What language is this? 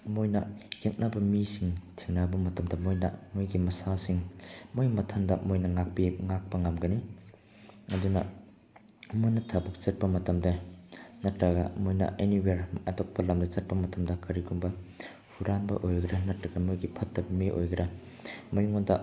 Manipuri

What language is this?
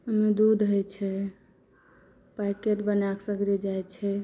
Maithili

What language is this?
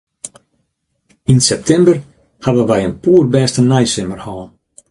Western Frisian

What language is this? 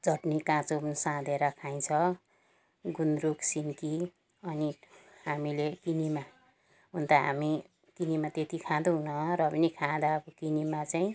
Nepali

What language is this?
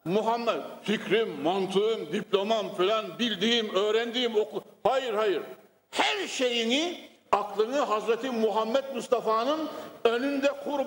Turkish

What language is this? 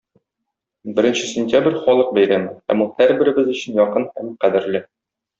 Tatar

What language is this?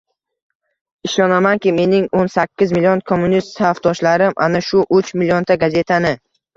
Uzbek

